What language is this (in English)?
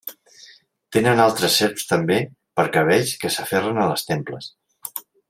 Catalan